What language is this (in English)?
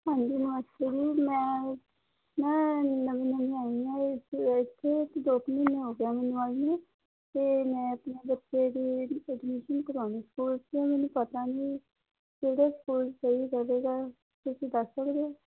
Punjabi